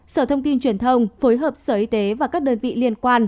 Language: Vietnamese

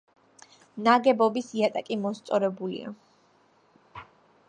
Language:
Georgian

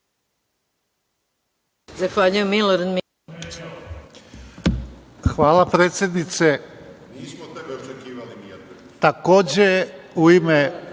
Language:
Serbian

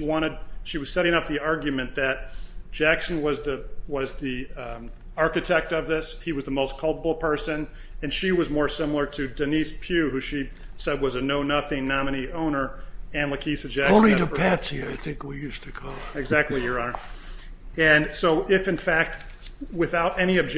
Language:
English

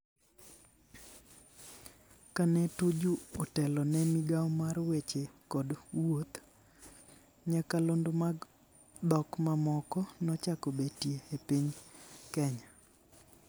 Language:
Luo (Kenya and Tanzania)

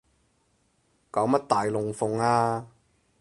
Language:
Cantonese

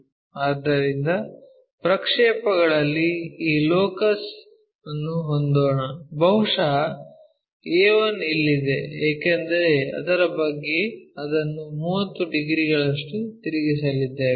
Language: Kannada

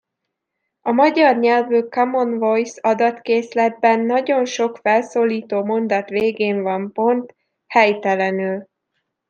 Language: Hungarian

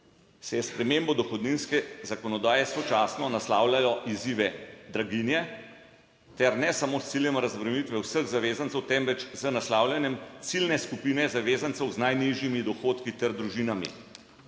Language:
Slovenian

